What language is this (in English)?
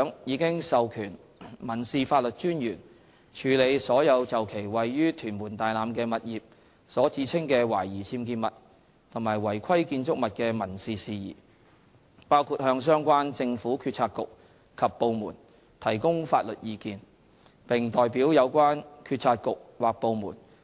Cantonese